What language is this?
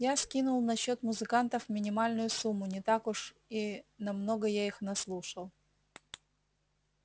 Russian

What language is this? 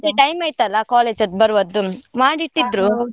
Kannada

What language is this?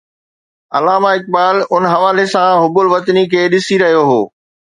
Sindhi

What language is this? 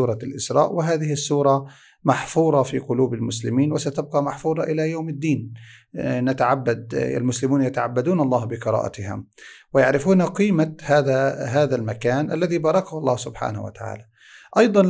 Arabic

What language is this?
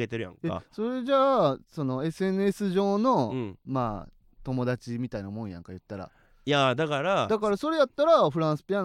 Japanese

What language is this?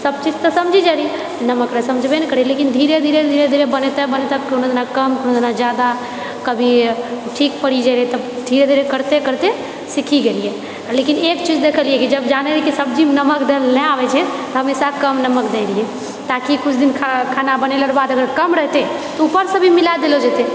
Maithili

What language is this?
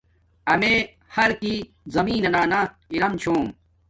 Domaaki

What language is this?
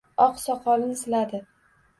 Uzbek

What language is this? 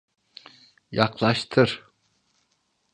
Turkish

